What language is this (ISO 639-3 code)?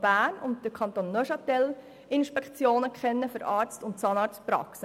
gsw